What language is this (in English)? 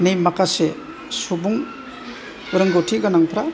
Bodo